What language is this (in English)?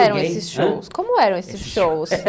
Portuguese